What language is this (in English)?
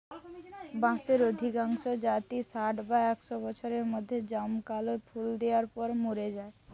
Bangla